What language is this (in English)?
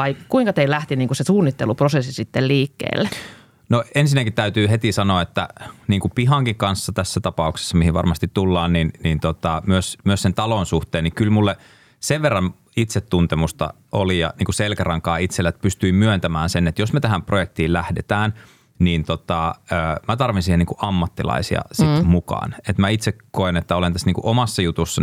Finnish